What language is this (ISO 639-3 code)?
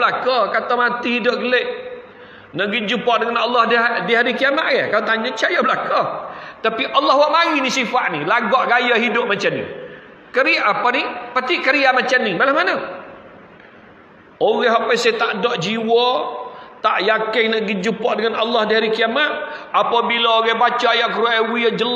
msa